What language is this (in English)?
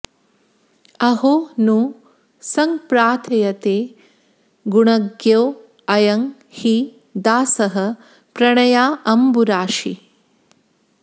Sanskrit